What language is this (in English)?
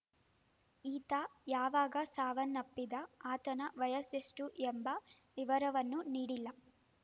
Kannada